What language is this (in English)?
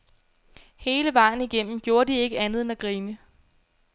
Danish